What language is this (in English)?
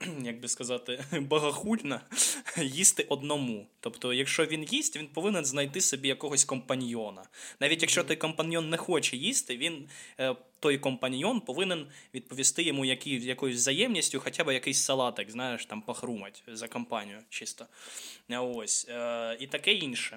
Ukrainian